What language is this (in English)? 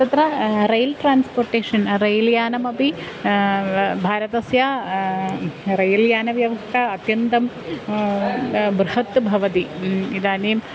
Sanskrit